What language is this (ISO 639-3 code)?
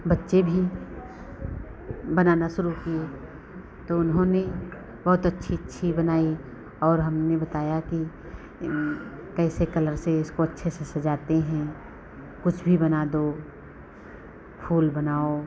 hin